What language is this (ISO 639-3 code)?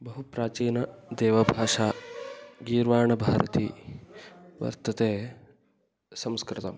san